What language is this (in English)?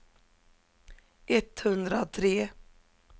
Swedish